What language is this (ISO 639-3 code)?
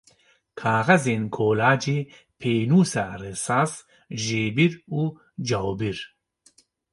kur